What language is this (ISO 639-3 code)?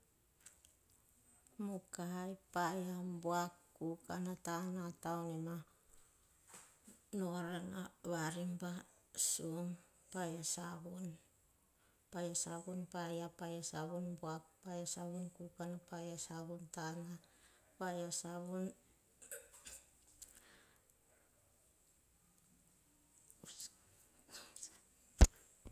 hah